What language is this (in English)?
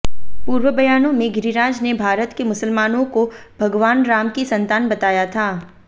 Hindi